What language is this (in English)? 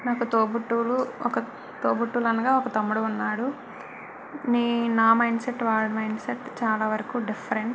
Telugu